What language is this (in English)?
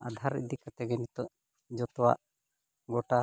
Santali